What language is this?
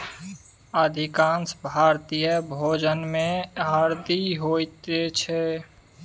Maithili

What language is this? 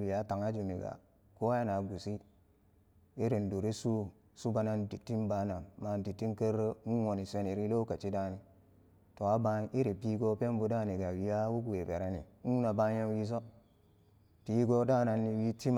Samba Daka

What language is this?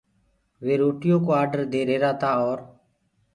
Gurgula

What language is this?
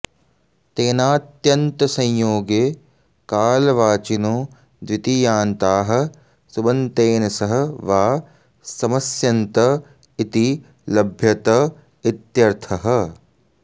Sanskrit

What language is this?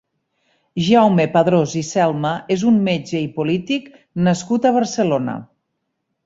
Catalan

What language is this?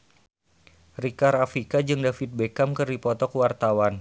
Sundanese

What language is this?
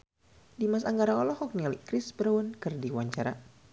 Sundanese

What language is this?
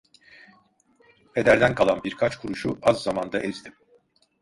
Turkish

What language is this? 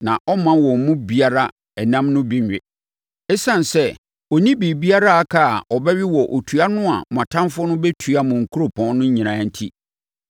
Akan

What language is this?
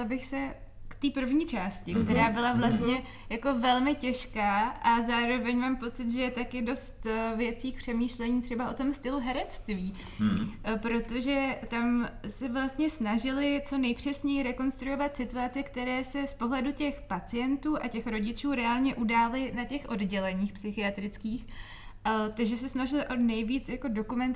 Czech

